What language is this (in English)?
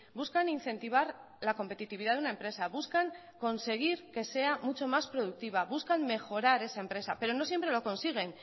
Spanish